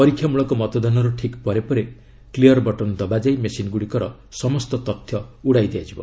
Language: Odia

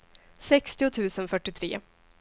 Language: Swedish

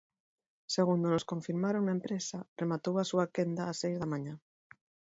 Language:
Galician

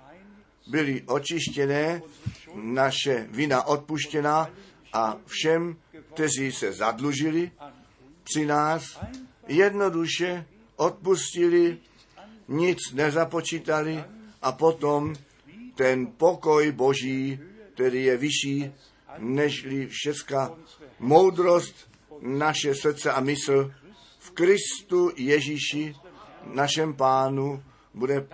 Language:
Czech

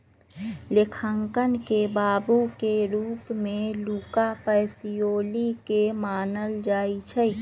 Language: Magahi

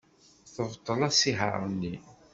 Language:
Kabyle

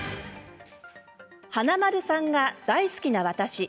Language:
Japanese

